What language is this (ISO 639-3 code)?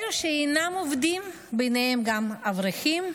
heb